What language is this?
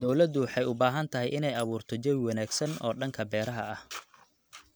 Somali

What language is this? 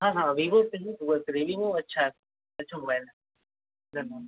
Hindi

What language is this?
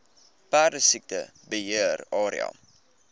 Afrikaans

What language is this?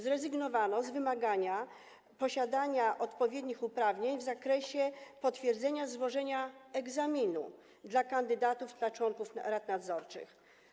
Polish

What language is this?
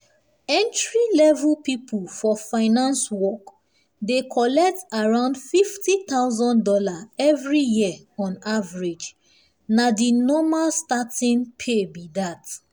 Nigerian Pidgin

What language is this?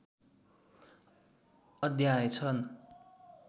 Nepali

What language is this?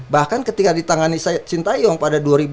Indonesian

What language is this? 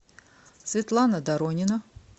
Russian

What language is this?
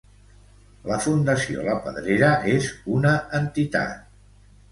Catalan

